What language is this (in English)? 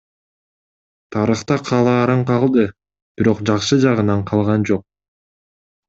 Kyrgyz